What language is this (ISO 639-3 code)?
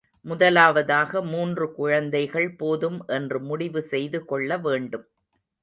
tam